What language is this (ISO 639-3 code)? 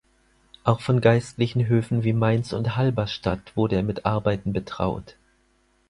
deu